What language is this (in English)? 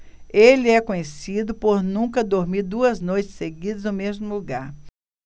Portuguese